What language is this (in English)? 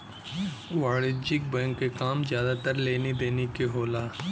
Bhojpuri